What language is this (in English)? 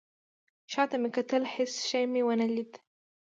Pashto